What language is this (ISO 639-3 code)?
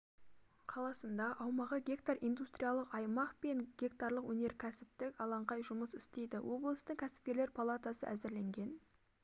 kaz